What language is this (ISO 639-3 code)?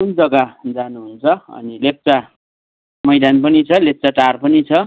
nep